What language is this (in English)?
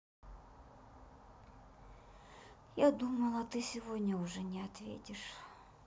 Russian